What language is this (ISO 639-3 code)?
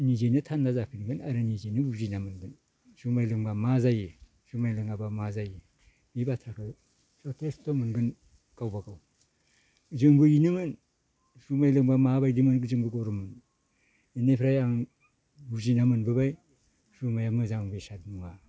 brx